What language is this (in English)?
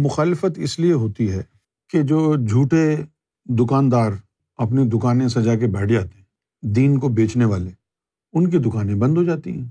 Urdu